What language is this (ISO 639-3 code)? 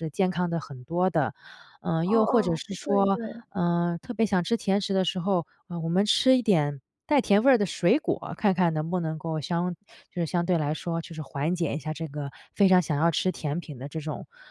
zho